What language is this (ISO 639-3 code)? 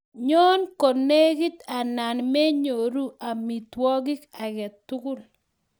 kln